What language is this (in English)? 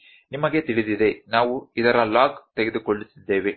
Kannada